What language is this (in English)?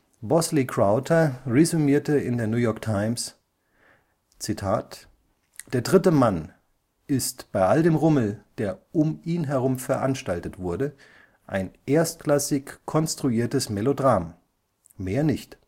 German